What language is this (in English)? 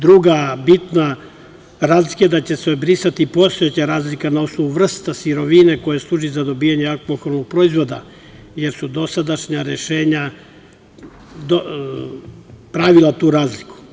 Serbian